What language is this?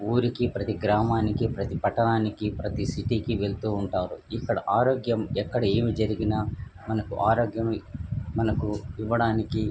Telugu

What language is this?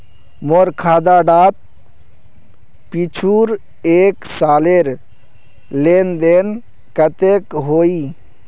Magahi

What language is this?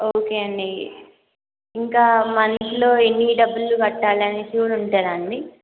Telugu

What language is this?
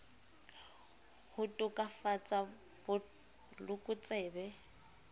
Southern Sotho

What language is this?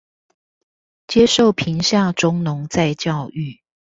Chinese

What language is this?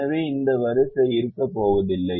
Tamil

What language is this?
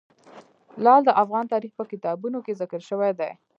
Pashto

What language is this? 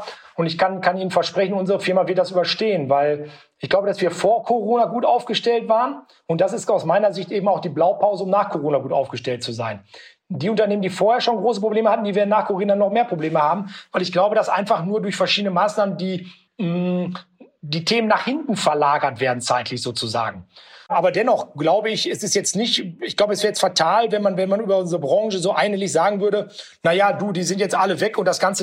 German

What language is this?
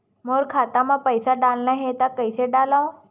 Chhattisgarhi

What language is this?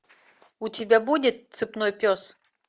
Russian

